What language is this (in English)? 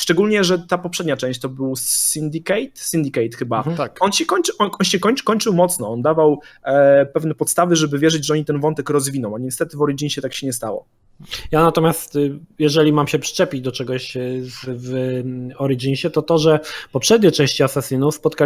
Polish